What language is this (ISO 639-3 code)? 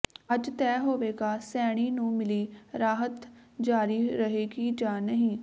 pan